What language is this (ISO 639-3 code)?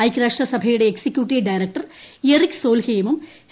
mal